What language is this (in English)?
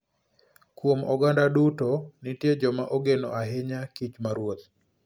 Luo (Kenya and Tanzania)